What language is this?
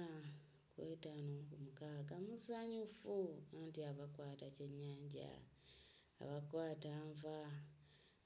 Ganda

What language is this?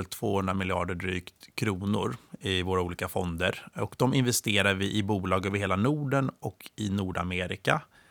Swedish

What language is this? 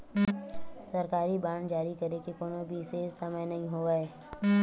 Chhattisgarhi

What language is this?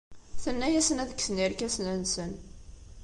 Kabyle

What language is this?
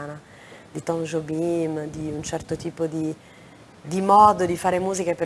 Italian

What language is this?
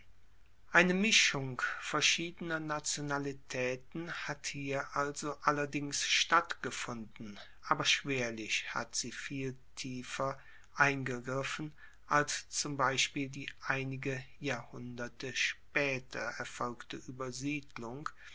German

